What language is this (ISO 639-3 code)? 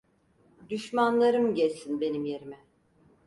tur